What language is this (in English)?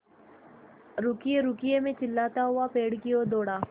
Hindi